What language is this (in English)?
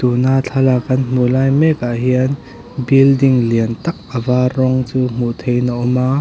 Mizo